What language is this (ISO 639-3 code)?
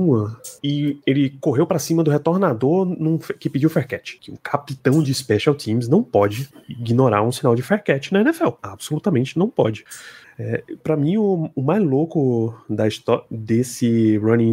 por